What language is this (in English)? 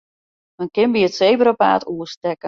Western Frisian